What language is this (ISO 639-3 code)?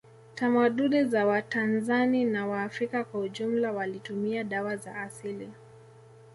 swa